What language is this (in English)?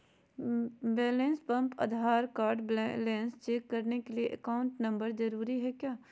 Magahi